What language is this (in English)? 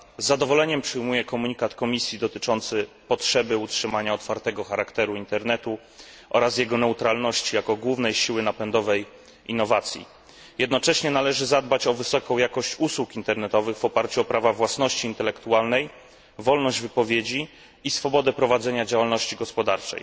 Polish